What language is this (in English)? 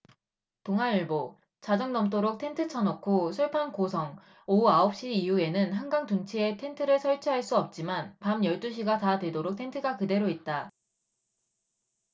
Korean